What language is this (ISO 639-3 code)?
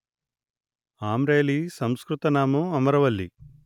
tel